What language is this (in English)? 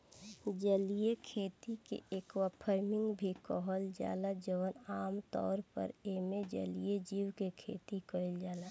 Bhojpuri